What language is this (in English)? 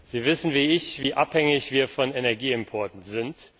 German